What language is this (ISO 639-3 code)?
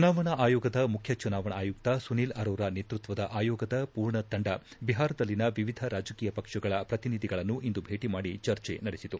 kan